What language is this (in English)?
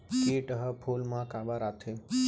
Chhattisgarhi